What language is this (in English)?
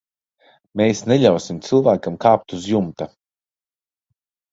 Latvian